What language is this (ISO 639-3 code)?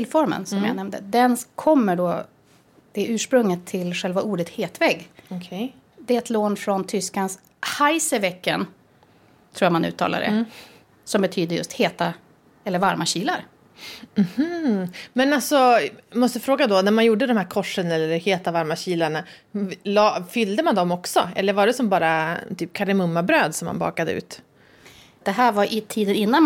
swe